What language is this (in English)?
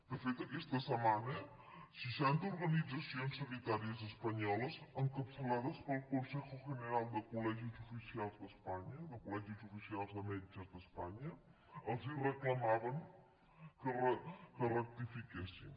Catalan